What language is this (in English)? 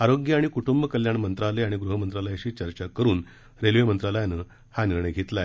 Marathi